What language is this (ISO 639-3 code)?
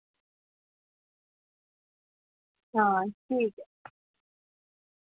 doi